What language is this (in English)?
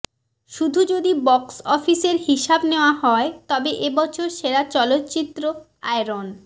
Bangla